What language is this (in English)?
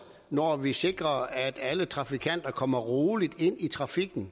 Danish